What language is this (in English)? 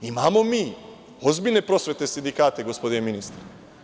Serbian